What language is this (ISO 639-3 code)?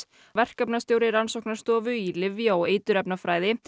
isl